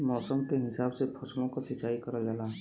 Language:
Bhojpuri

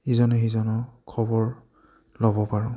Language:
Assamese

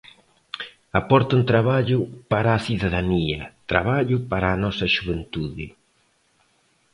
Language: Galician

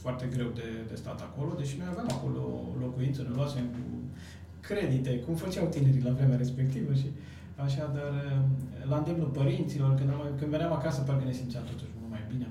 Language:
Romanian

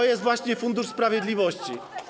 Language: Polish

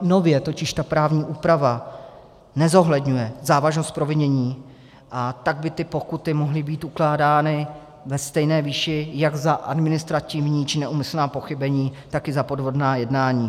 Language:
Czech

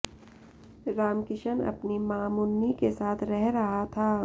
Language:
Hindi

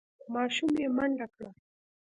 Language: Pashto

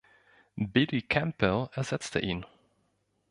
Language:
German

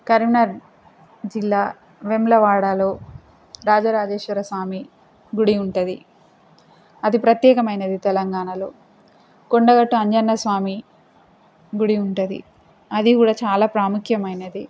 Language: Telugu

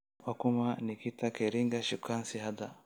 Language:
Somali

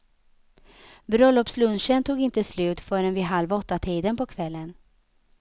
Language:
Swedish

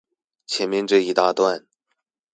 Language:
Chinese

